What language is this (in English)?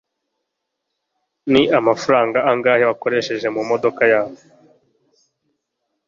Kinyarwanda